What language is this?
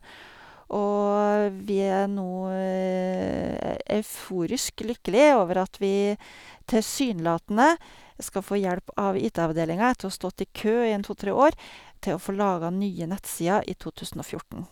Norwegian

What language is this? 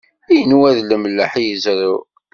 Kabyle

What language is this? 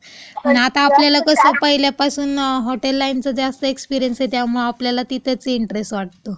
Marathi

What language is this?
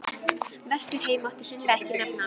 Icelandic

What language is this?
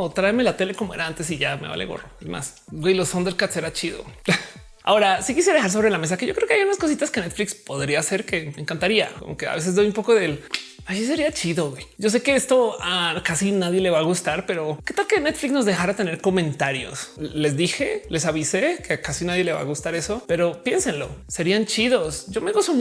Spanish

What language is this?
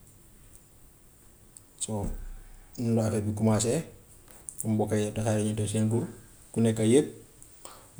Gambian Wolof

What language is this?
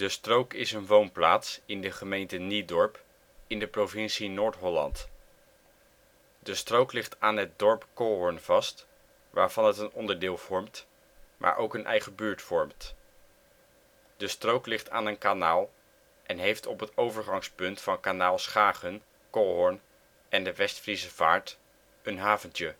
Dutch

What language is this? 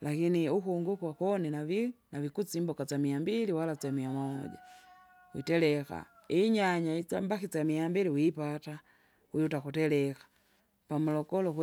Kinga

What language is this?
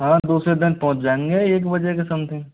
Hindi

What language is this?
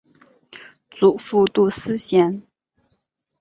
Chinese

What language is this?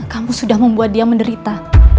Indonesian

